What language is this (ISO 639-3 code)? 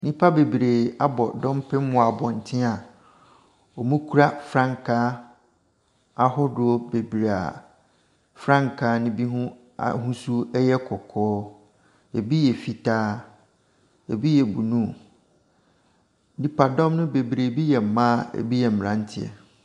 aka